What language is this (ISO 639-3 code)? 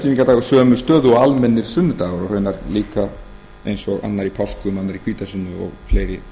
isl